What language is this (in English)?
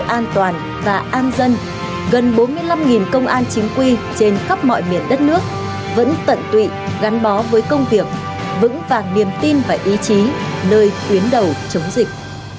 Vietnamese